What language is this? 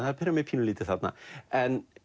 Icelandic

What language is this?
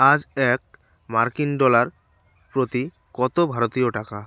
Bangla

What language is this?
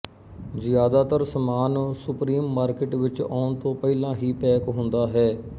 Punjabi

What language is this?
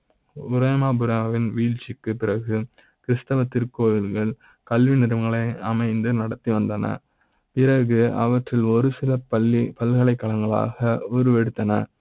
Tamil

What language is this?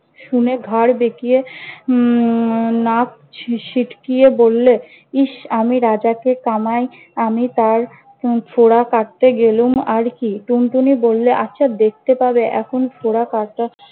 Bangla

